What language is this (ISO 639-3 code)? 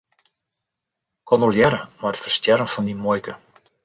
fry